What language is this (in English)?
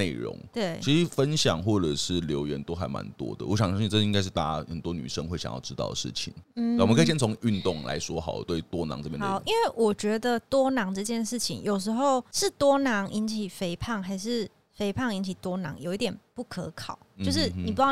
Chinese